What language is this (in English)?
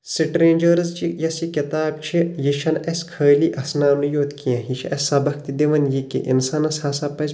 Kashmiri